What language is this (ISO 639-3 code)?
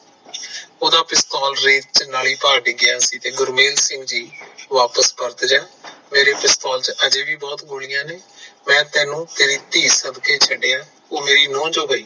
pan